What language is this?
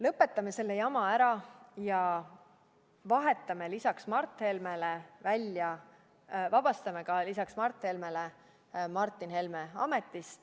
Estonian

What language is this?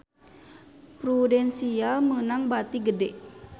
Sundanese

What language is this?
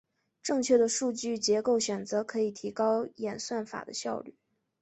Chinese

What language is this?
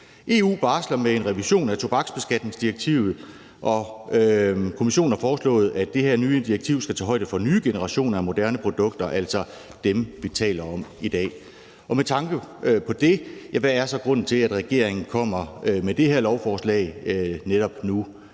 Danish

